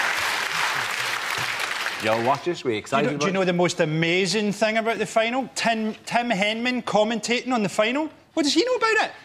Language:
English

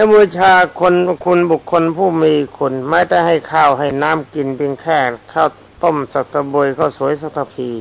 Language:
Thai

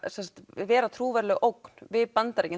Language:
Icelandic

